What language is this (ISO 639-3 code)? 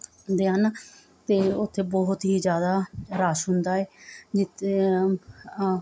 pan